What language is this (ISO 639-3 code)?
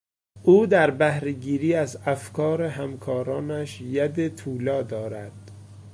fas